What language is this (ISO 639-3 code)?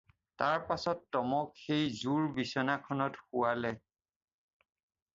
asm